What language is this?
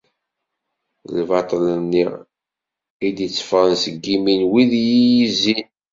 Kabyle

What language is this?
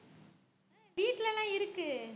Tamil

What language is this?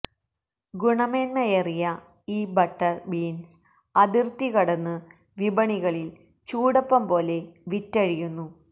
Malayalam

